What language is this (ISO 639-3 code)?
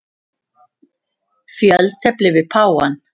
isl